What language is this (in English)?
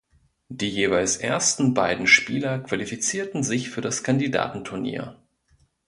German